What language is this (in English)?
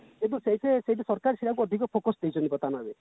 Odia